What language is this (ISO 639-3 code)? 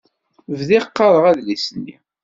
kab